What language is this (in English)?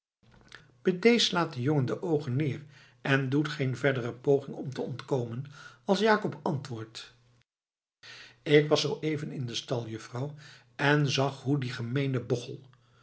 Dutch